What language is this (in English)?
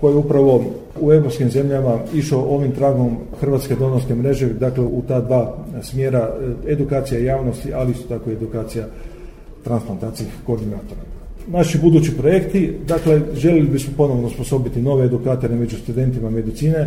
Croatian